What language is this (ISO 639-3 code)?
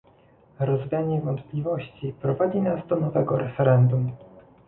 pol